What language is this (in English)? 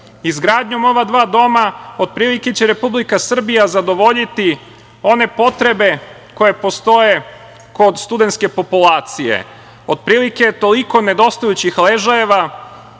Serbian